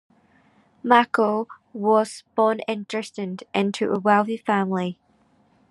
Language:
English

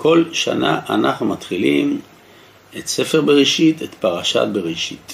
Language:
Hebrew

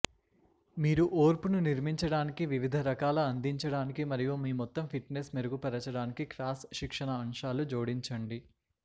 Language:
Telugu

